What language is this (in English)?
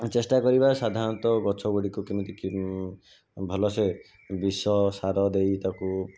Odia